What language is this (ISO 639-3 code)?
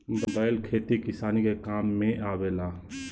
bho